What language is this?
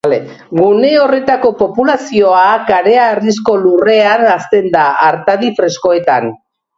Basque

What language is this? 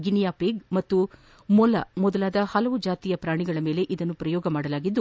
Kannada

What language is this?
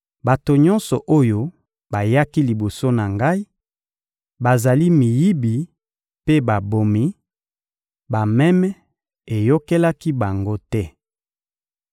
Lingala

